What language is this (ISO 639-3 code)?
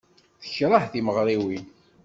kab